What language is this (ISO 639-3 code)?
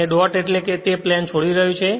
guj